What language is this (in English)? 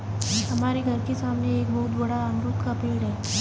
Hindi